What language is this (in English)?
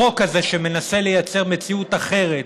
Hebrew